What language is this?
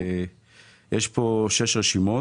Hebrew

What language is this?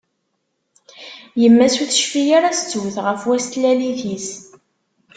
Kabyle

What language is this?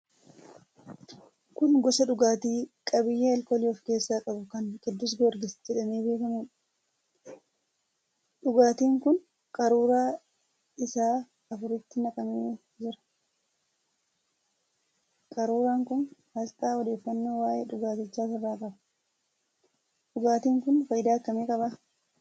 Oromo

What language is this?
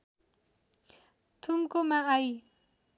Nepali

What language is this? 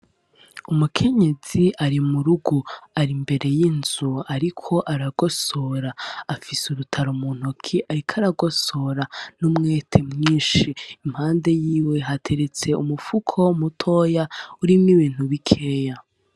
Rundi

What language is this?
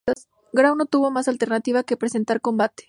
Spanish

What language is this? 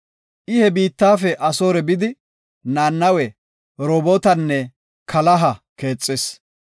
Gofa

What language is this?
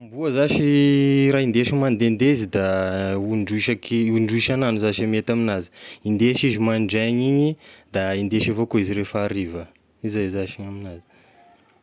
Tesaka Malagasy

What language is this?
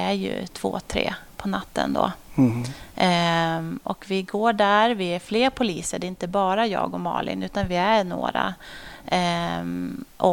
Swedish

